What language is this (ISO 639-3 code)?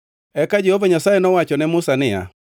luo